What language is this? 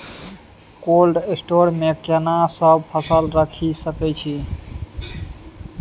Maithili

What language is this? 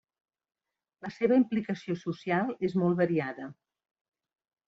Catalan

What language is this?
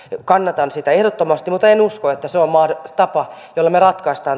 Finnish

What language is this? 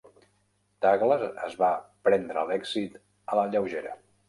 Catalan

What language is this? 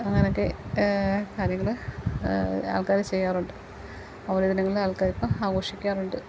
Malayalam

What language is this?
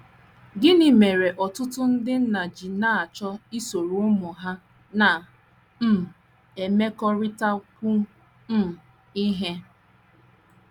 Igbo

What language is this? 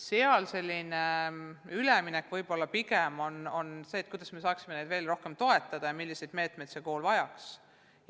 Estonian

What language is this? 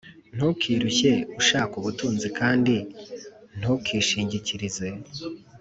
Kinyarwanda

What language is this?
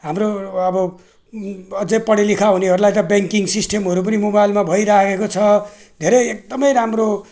Nepali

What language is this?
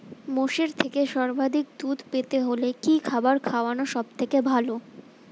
Bangla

